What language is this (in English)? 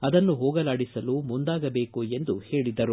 Kannada